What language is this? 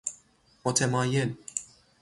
Persian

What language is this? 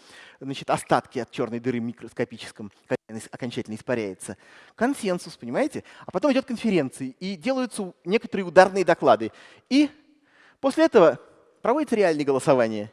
Russian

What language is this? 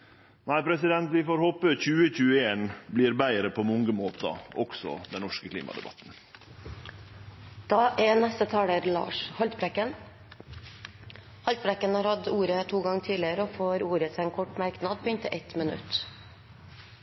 Norwegian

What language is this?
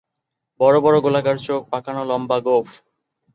Bangla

